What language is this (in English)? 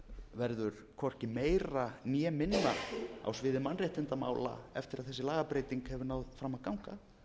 Icelandic